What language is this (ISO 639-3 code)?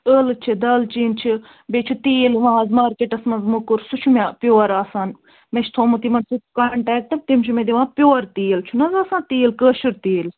kas